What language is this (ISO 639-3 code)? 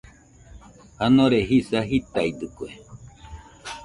hux